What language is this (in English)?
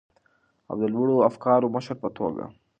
Pashto